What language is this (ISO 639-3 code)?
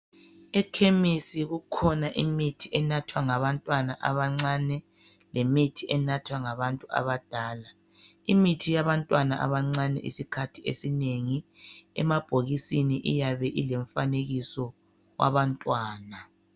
nde